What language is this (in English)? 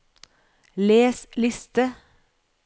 Norwegian